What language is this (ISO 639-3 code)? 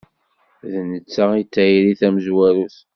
kab